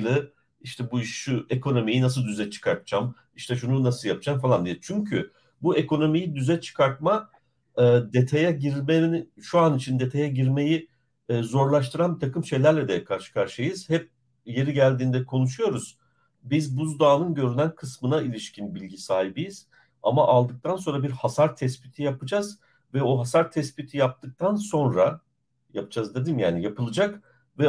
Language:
Turkish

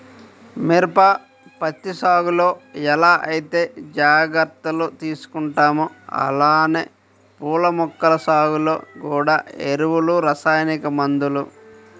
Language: Telugu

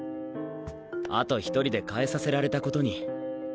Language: Japanese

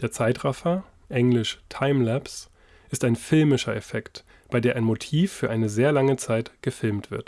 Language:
German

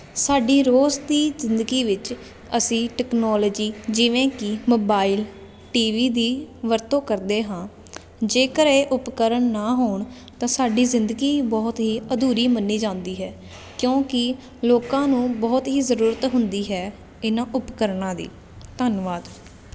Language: Punjabi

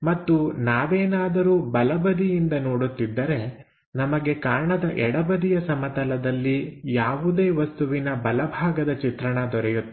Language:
Kannada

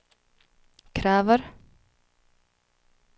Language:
Swedish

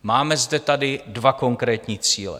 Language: Czech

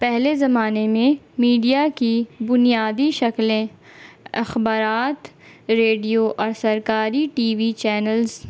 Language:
Urdu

